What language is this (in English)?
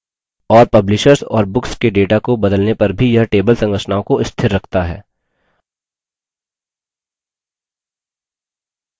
Hindi